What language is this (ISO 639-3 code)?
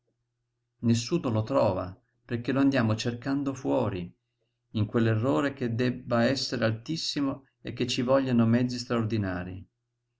ita